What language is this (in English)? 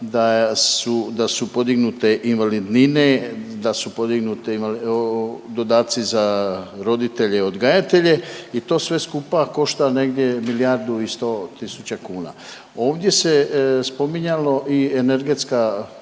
Croatian